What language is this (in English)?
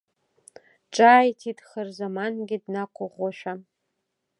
Abkhazian